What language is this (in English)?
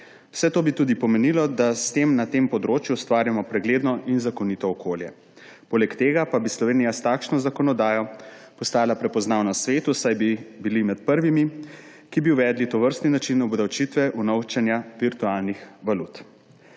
Slovenian